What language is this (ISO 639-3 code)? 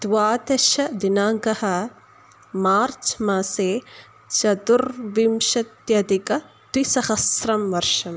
san